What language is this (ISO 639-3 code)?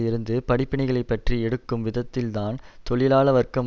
tam